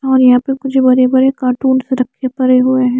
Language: Hindi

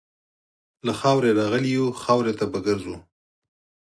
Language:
Pashto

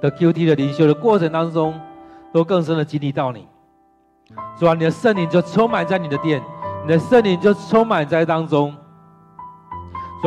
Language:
Chinese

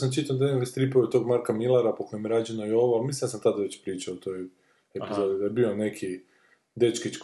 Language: Croatian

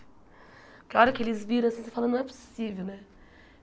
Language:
Portuguese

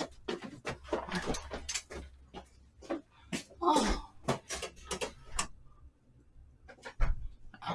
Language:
Korean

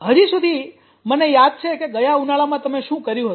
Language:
Gujarati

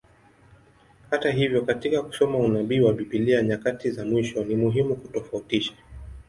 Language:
Swahili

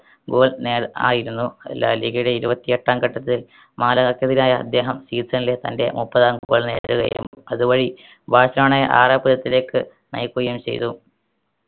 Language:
Malayalam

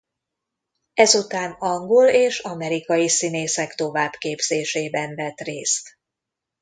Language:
Hungarian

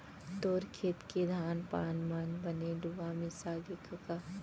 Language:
Chhattisgarhi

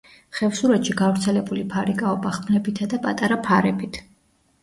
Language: Georgian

